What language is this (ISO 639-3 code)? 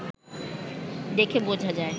ben